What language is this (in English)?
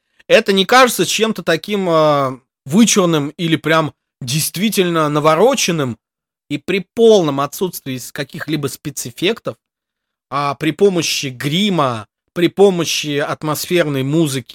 Russian